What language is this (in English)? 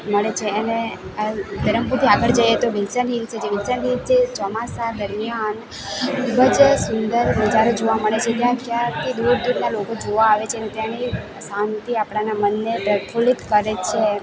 Gujarati